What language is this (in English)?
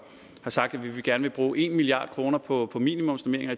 Danish